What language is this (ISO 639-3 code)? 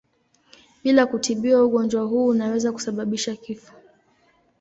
swa